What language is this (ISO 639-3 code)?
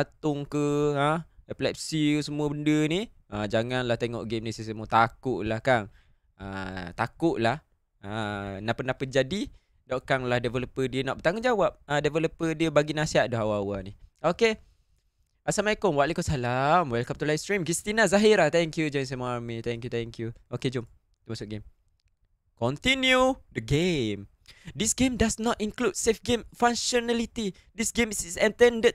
msa